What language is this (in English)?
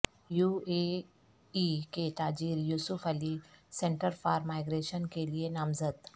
Urdu